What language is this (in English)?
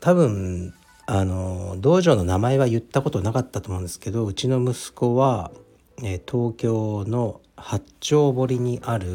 Japanese